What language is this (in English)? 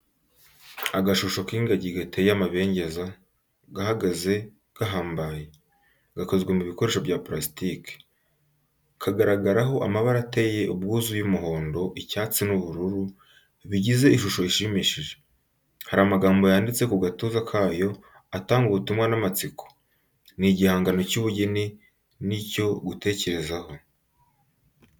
Kinyarwanda